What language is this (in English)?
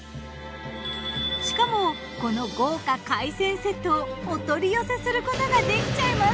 Japanese